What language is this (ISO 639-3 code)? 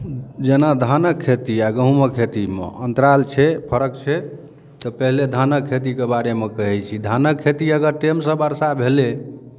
mai